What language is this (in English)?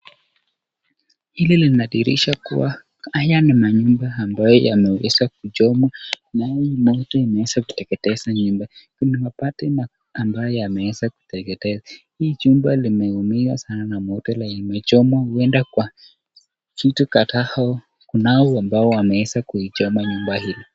Swahili